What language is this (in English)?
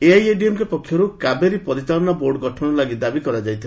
Odia